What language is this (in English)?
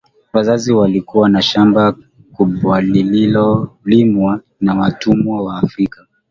Swahili